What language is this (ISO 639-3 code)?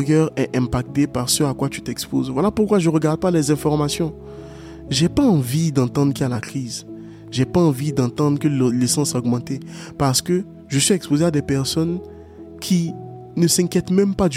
fra